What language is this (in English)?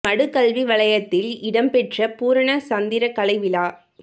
Tamil